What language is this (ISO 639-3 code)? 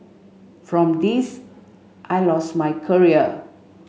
eng